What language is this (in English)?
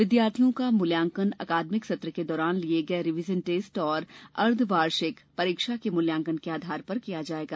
Hindi